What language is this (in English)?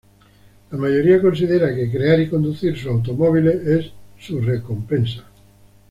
Spanish